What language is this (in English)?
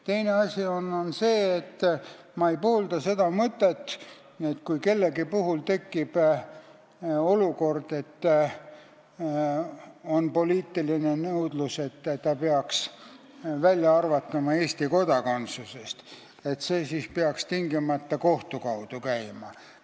Estonian